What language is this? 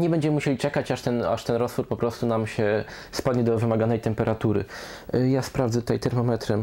Polish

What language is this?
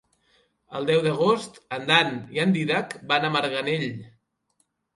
Catalan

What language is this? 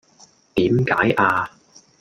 Cantonese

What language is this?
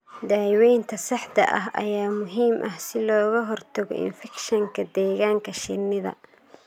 Somali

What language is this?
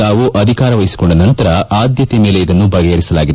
Kannada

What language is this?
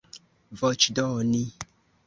Esperanto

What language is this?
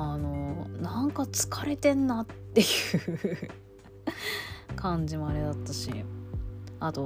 Japanese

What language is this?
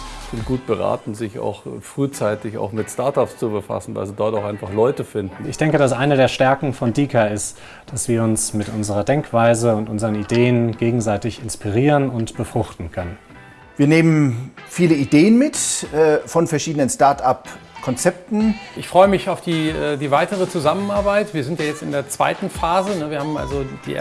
German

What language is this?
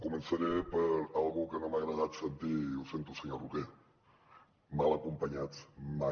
Catalan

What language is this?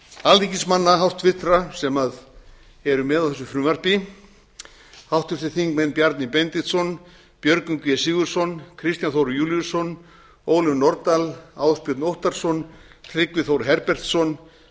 Icelandic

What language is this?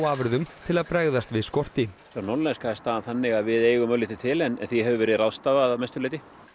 Icelandic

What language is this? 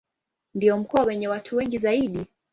Swahili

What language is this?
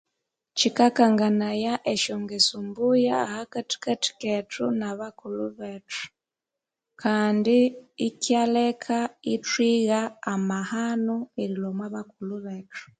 Konzo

